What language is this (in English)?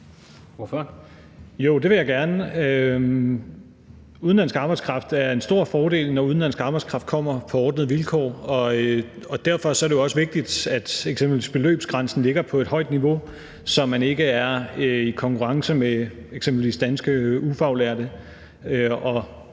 Danish